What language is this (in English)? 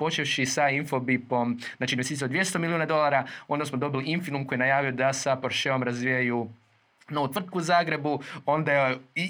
Croatian